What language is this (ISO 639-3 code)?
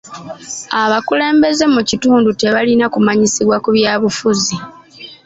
lug